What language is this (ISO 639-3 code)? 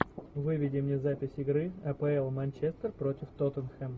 rus